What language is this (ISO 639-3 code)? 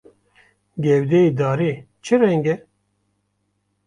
kur